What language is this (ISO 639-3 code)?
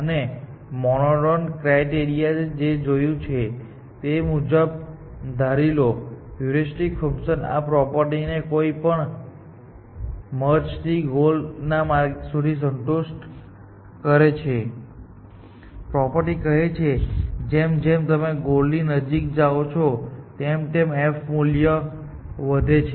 guj